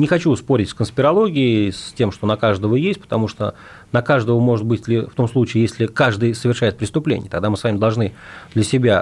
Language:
Russian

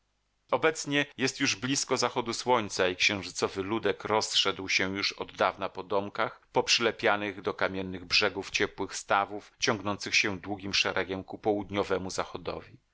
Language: Polish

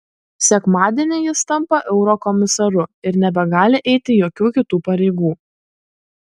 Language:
Lithuanian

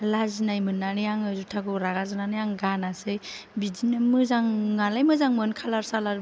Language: Bodo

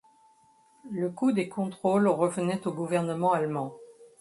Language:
French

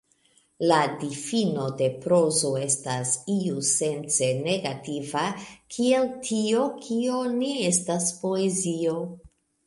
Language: Esperanto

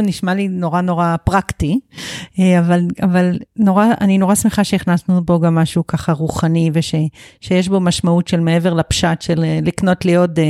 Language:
Hebrew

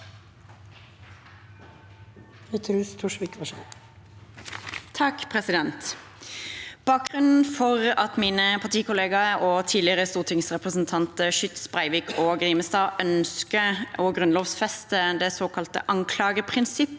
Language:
Norwegian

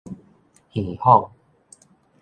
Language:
Min Nan Chinese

